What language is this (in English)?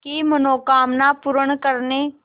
Hindi